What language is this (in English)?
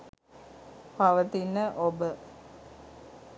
Sinhala